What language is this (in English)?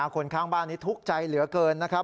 Thai